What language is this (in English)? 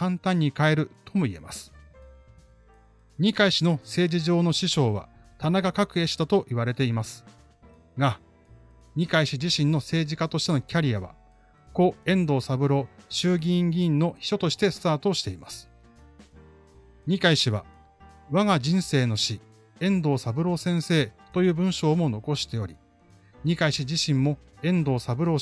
Japanese